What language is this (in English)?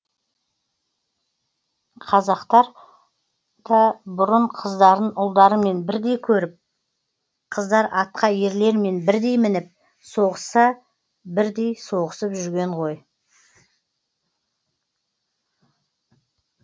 Kazakh